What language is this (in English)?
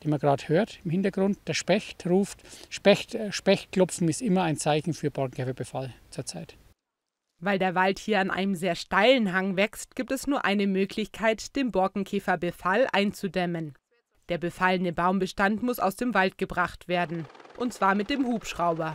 German